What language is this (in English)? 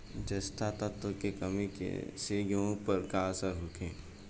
Bhojpuri